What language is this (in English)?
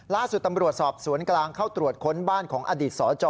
Thai